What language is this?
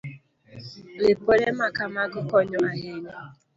Luo (Kenya and Tanzania)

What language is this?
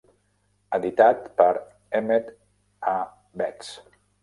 Catalan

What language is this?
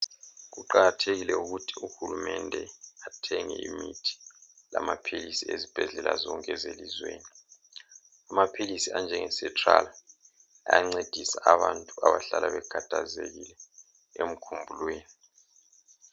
North Ndebele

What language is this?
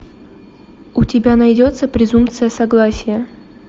Russian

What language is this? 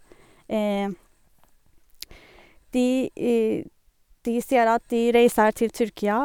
Norwegian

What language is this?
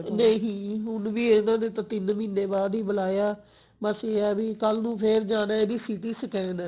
Punjabi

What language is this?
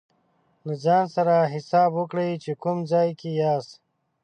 Pashto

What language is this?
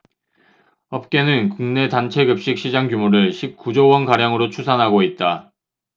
Korean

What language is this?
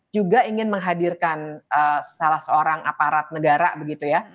Indonesian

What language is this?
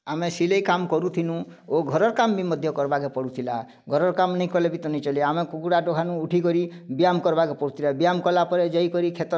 Odia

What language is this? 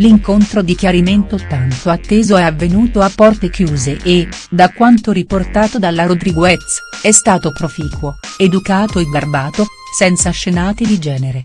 Italian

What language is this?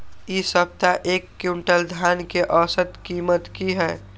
Maithili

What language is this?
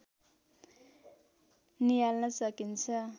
Nepali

